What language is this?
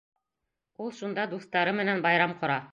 Bashkir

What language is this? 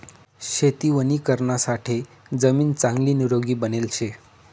Marathi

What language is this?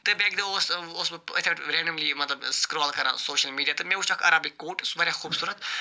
Kashmiri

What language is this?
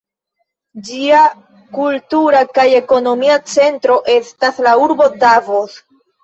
Esperanto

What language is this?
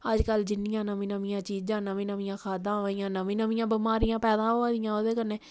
Dogri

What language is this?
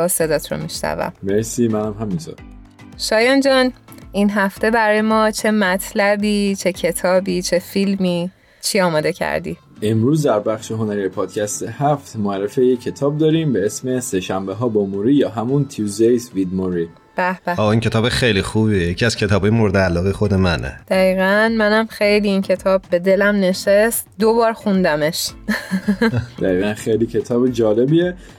Persian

